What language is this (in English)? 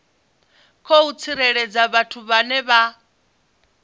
Venda